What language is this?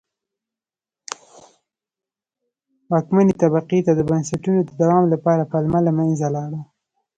Pashto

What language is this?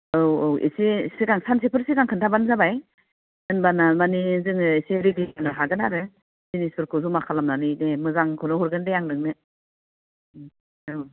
Bodo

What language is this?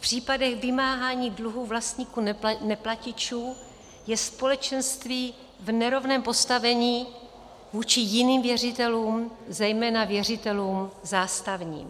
Czech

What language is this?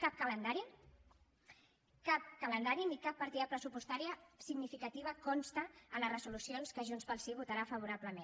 Catalan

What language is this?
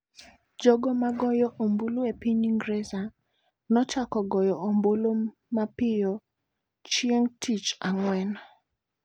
Luo (Kenya and Tanzania)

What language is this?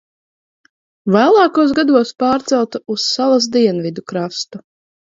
Latvian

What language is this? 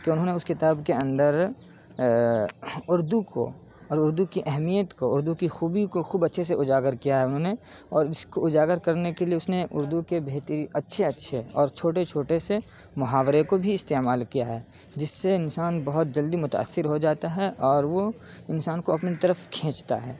Urdu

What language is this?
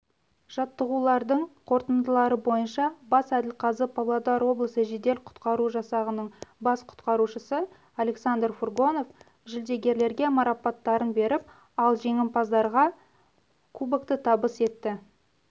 Kazakh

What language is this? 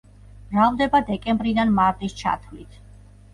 Georgian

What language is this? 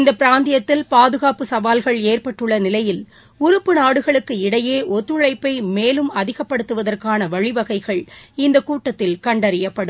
Tamil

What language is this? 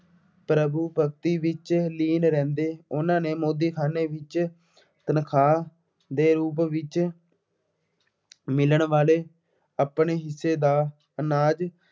Punjabi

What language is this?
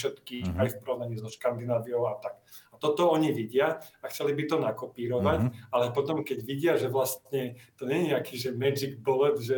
Slovak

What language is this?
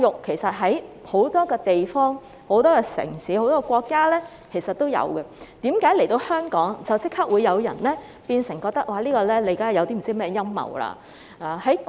Cantonese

